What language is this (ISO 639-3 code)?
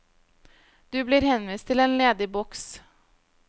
nor